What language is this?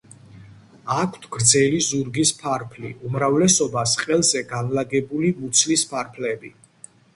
Georgian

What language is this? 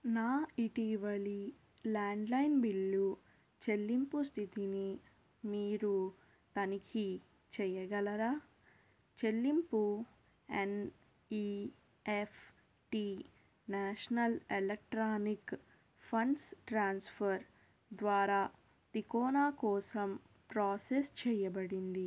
Telugu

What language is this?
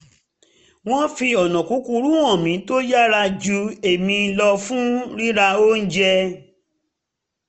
Yoruba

